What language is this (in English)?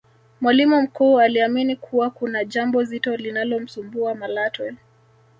Swahili